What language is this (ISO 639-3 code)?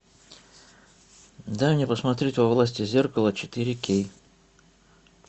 rus